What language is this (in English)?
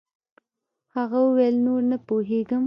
Pashto